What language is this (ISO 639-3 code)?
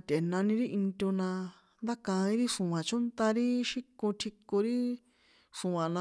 poe